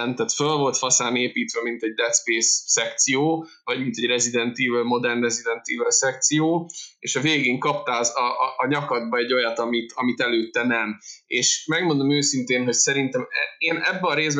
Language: Hungarian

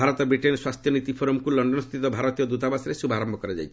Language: Odia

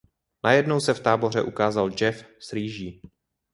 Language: Czech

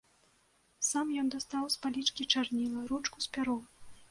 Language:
Belarusian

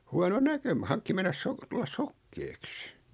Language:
Finnish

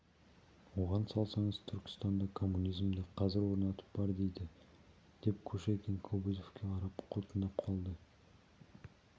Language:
Kazakh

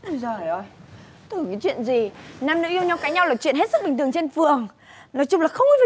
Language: Vietnamese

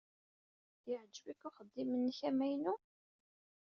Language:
Kabyle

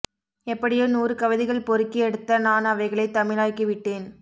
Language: Tamil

